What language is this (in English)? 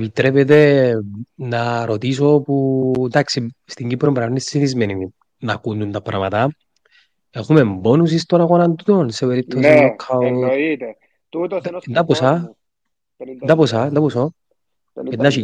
Greek